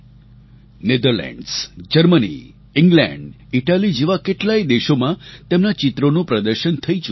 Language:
Gujarati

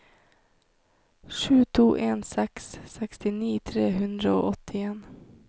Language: Norwegian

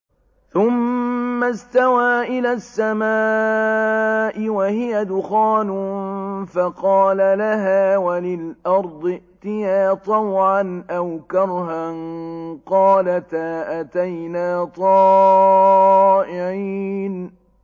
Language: Arabic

